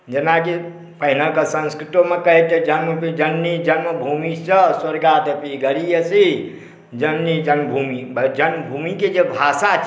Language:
Maithili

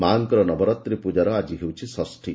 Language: Odia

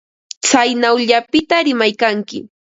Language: Ambo-Pasco Quechua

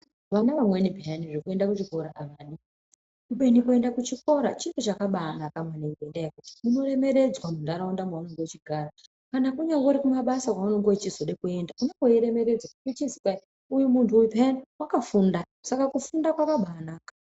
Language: Ndau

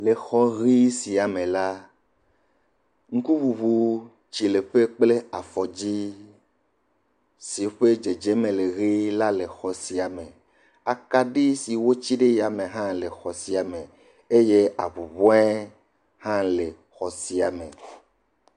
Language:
Ewe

